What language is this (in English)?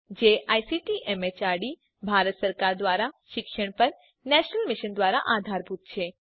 Gujarati